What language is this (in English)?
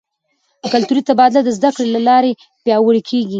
Pashto